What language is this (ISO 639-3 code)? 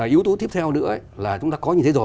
vie